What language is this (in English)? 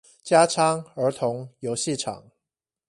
Chinese